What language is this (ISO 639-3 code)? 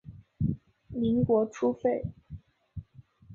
zho